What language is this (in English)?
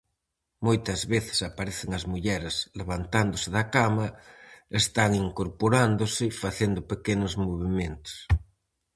Galician